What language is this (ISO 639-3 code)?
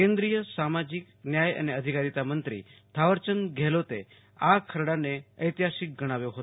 guj